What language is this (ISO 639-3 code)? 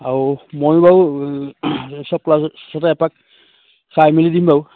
asm